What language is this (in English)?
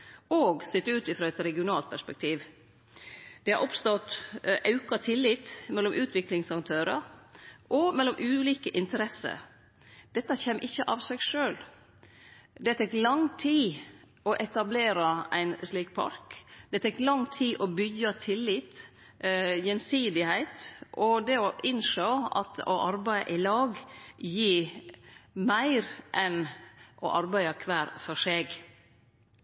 Norwegian Nynorsk